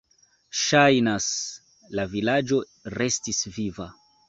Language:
Esperanto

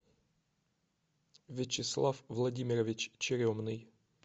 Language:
Russian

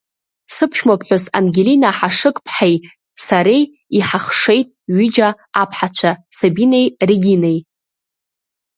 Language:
Abkhazian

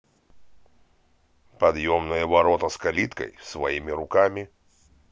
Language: Russian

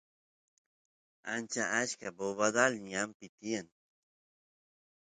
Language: Santiago del Estero Quichua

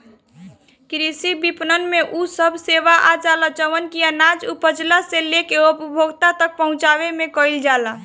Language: Bhojpuri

